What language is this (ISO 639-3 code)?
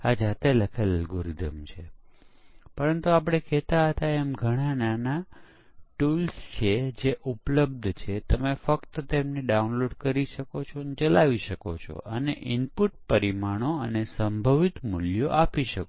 guj